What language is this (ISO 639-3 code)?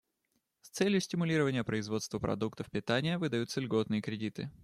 rus